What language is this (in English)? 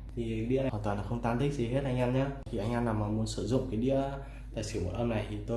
Vietnamese